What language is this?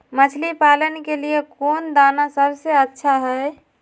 Magahi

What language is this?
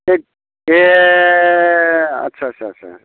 Bodo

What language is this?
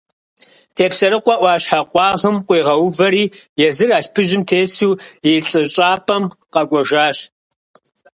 Kabardian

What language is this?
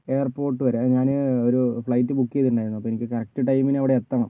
Malayalam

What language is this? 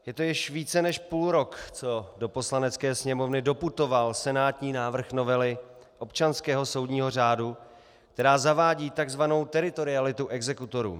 Czech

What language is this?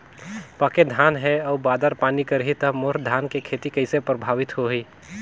Chhattisgarhi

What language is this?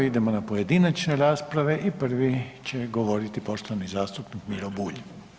Croatian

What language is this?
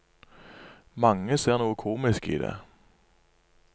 Norwegian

